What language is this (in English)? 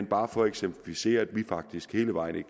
Danish